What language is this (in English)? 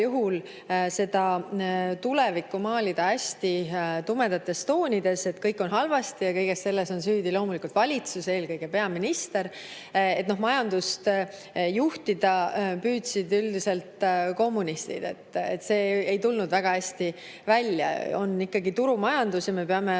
Estonian